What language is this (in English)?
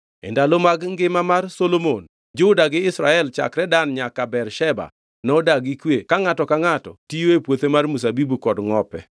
Luo (Kenya and Tanzania)